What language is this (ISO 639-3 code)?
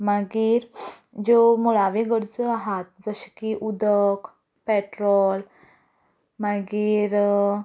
kok